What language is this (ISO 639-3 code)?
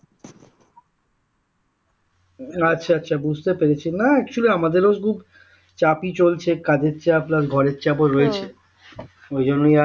ben